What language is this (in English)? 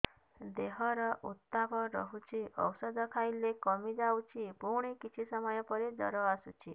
Odia